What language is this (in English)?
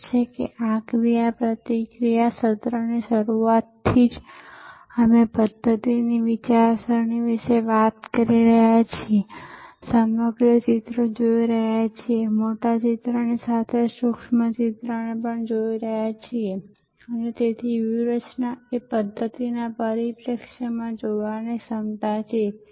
Gujarati